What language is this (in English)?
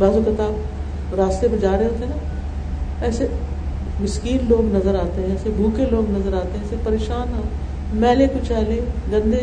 Urdu